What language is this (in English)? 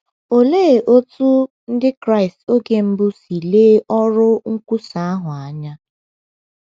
Igbo